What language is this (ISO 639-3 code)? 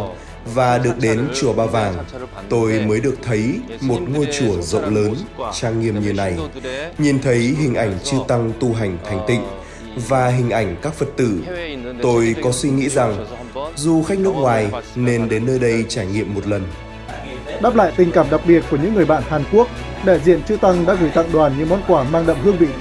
vie